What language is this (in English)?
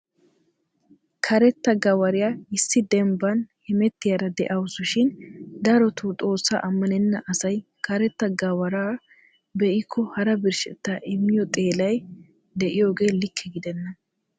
Wolaytta